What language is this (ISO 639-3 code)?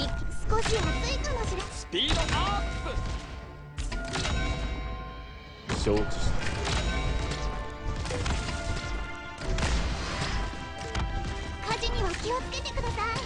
jpn